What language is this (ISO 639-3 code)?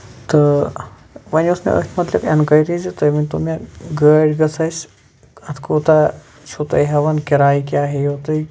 kas